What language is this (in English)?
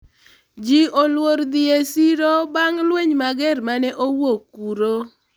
Luo (Kenya and Tanzania)